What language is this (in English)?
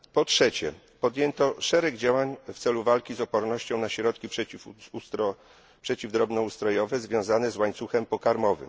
Polish